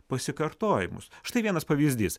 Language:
Lithuanian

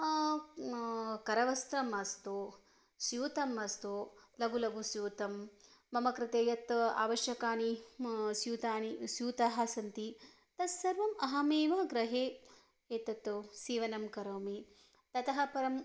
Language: Sanskrit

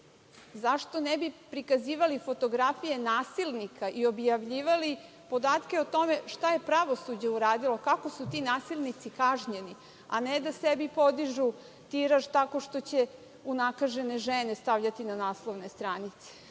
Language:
Serbian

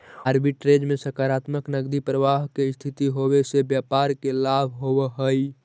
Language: Magahi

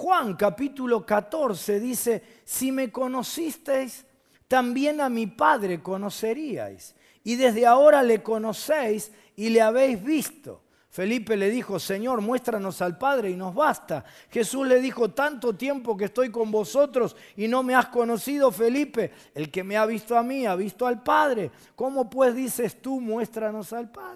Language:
Spanish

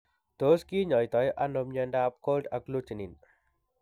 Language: Kalenjin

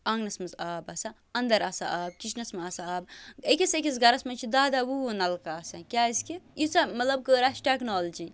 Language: Kashmiri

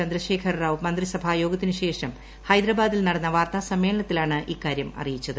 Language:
Malayalam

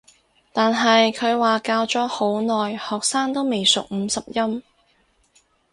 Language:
Cantonese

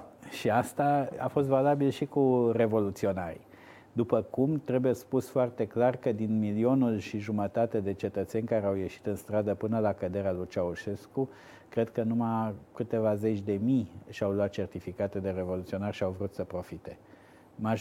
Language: Romanian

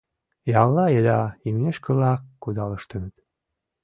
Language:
Mari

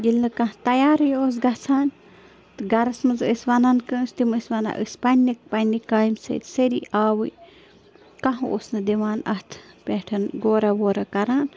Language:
Kashmiri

